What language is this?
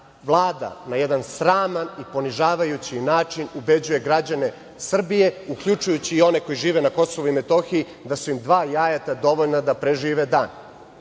Serbian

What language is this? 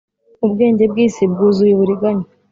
Kinyarwanda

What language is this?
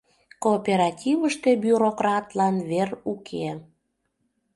Mari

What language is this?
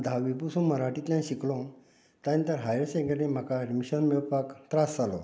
Konkani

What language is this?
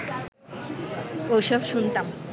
Bangla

